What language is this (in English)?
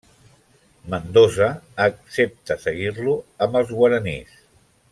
Catalan